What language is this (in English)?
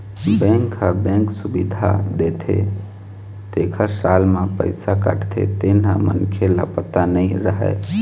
Chhattisgarhi